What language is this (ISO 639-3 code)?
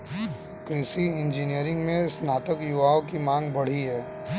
hin